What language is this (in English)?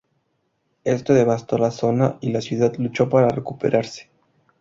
Spanish